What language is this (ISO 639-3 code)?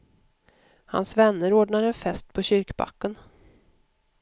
swe